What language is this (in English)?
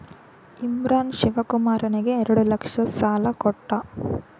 Kannada